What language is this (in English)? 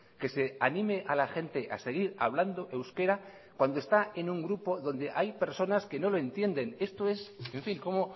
Spanish